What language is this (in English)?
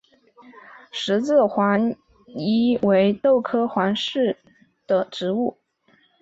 Chinese